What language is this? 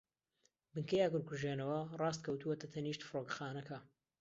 Central Kurdish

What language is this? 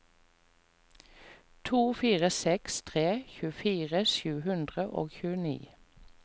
Norwegian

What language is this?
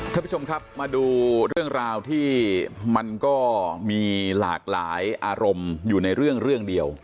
Thai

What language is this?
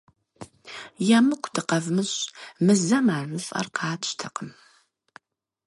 Kabardian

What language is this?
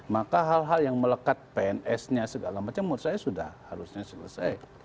Indonesian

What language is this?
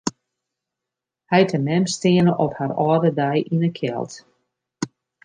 Western Frisian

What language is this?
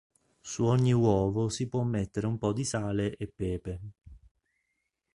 Italian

